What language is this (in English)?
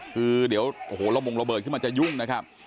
Thai